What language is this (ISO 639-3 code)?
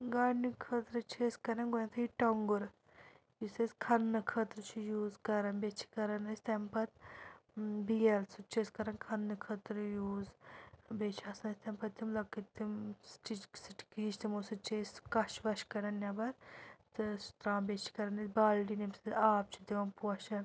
kas